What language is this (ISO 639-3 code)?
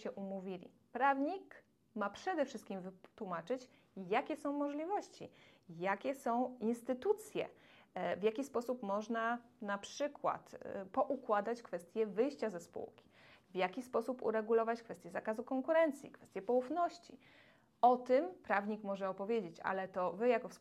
pol